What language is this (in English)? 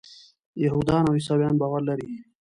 Pashto